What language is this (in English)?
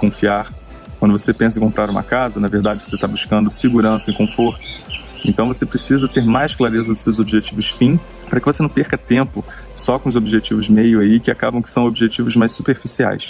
Portuguese